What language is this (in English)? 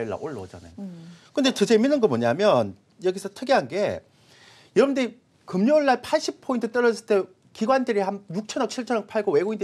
Korean